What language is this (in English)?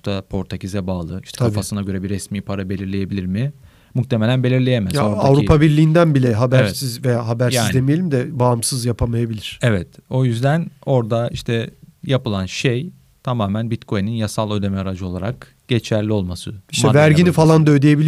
Turkish